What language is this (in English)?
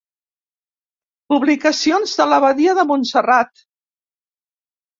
Catalan